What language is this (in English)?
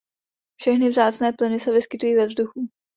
Czech